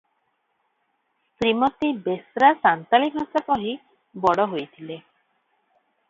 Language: Odia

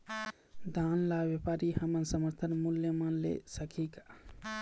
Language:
Chhattisgarhi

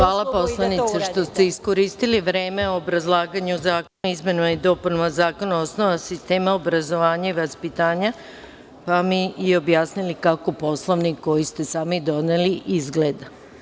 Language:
Serbian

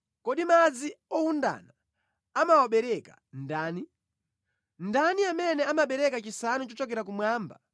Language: Nyanja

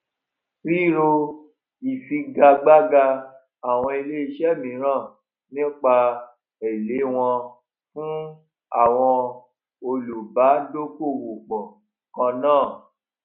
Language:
Yoruba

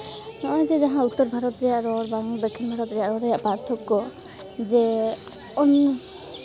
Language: Santali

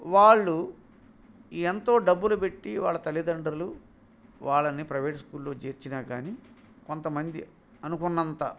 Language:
Telugu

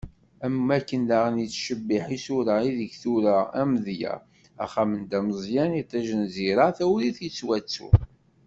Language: Kabyle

